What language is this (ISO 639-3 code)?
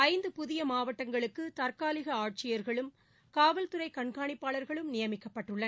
tam